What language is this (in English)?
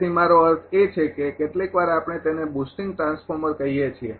Gujarati